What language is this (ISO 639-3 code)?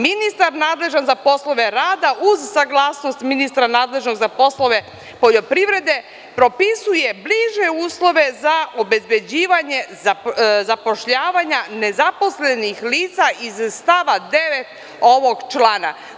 srp